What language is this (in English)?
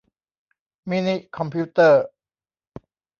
Thai